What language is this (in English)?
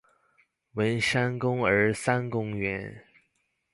Chinese